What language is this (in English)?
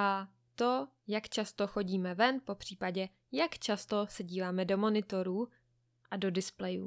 Czech